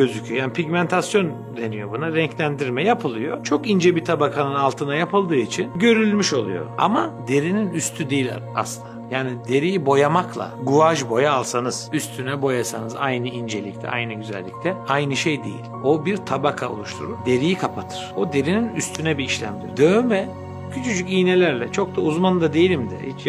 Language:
Turkish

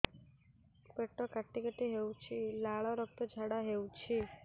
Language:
Odia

